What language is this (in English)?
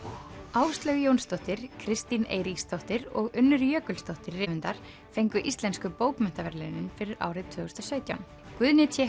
Icelandic